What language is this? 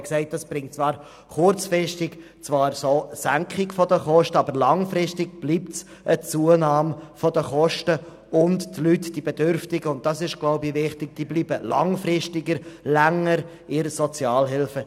Swiss German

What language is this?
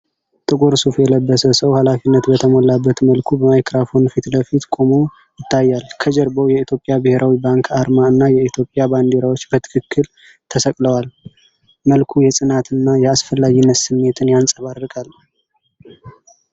Amharic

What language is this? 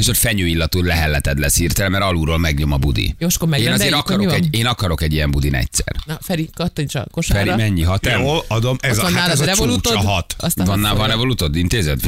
Hungarian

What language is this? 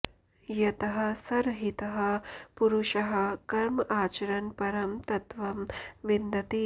Sanskrit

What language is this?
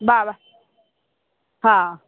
Sindhi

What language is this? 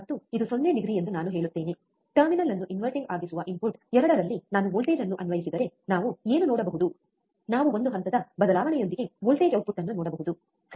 Kannada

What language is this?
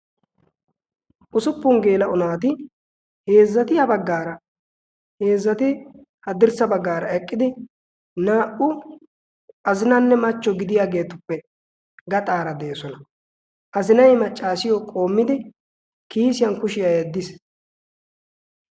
Wolaytta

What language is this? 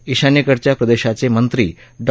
Marathi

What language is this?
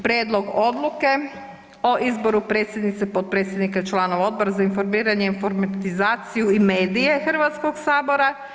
Croatian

